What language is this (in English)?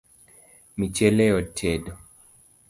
Luo (Kenya and Tanzania)